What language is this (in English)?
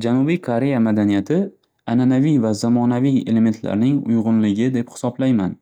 Uzbek